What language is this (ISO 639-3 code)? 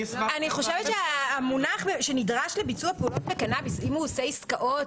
heb